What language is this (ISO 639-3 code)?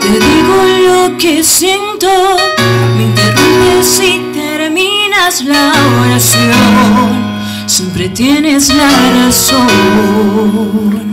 ell